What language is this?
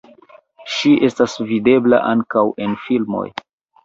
Esperanto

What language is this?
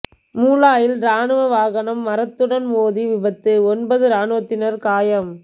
Tamil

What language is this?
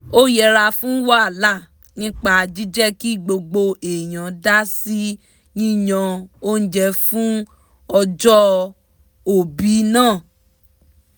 Yoruba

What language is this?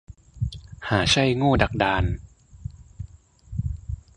Thai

